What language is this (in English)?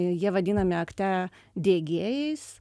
Lithuanian